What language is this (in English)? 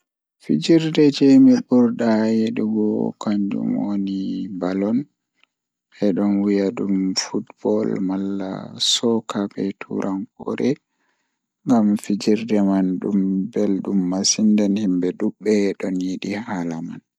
Fula